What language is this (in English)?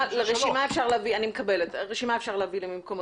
Hebrew